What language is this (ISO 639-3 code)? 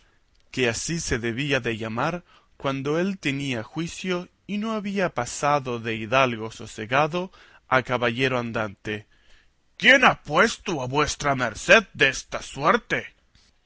spa